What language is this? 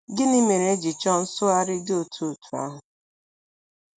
Igbo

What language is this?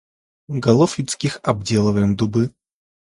Russian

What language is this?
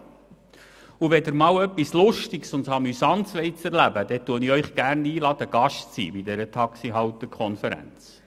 Swiss German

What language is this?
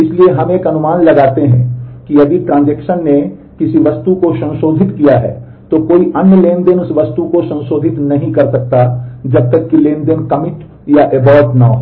Hindi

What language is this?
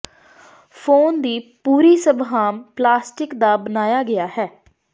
Punjabi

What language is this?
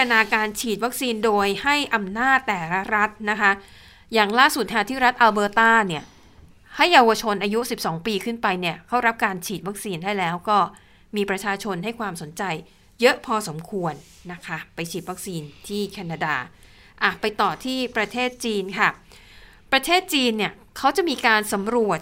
Thai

